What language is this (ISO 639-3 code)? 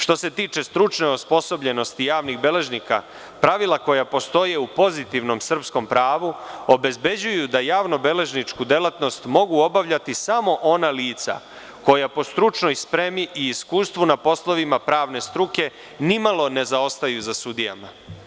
srp